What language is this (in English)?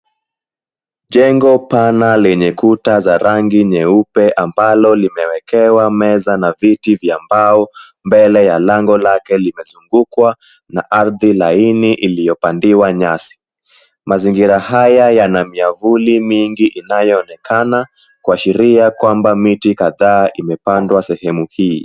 Swahili